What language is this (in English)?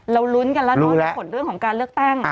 Thai